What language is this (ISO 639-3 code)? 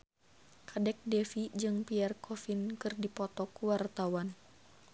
sun